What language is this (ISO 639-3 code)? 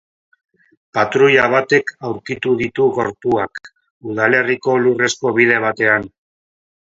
eus